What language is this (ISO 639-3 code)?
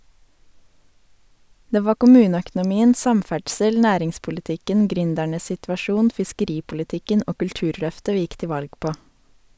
nor